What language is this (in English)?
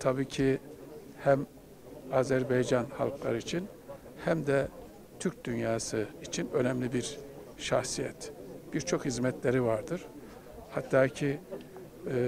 Turkish